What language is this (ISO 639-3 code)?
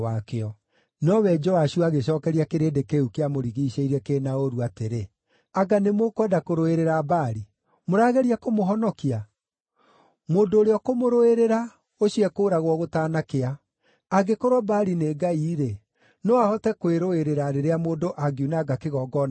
kik